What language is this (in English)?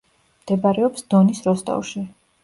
Georgian